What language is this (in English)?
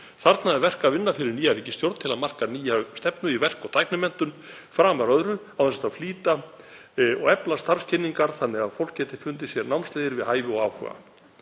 Icelandic